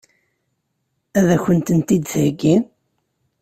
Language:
Kabyle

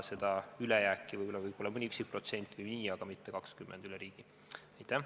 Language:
Estonian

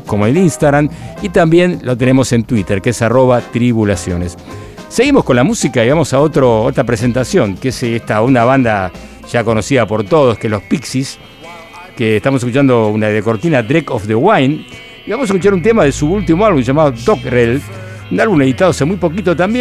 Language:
Spanish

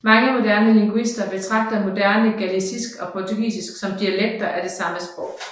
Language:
Danish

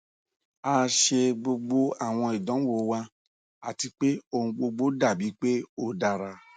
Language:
Yoruba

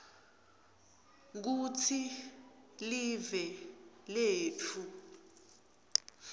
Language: Swati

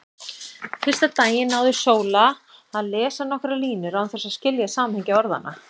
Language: Icelandic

